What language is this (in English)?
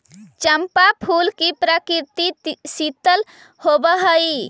Magahi